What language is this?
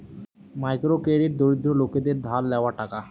Bangla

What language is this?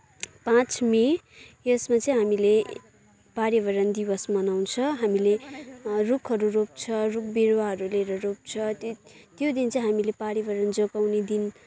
Nepali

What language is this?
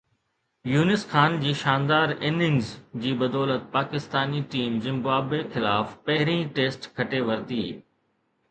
Sindhi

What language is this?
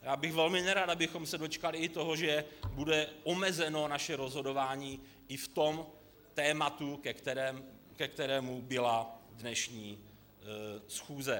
Czech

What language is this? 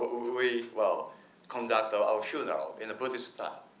English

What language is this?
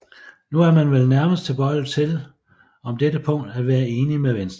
Danish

